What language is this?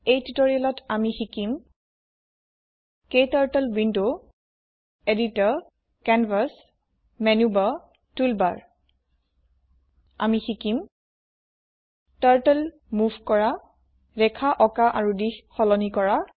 Assamese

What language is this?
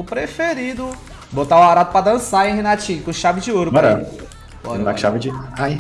Portuguese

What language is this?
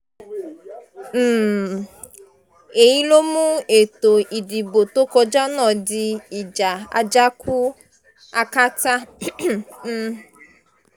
Yoruba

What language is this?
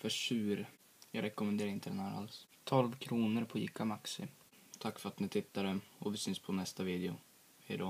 Swedish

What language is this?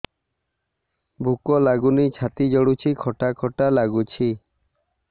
Odia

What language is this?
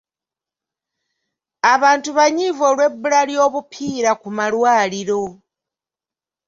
Ganda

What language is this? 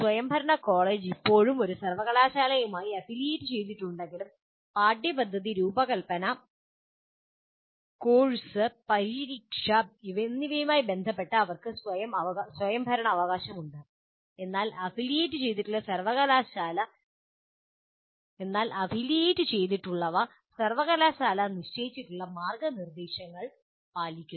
Malayalam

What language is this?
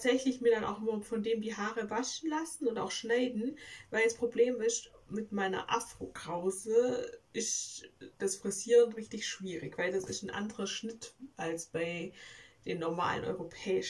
German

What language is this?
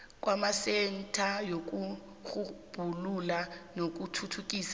South Ndebele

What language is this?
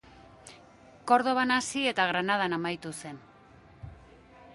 Basque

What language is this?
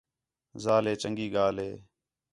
Khetrani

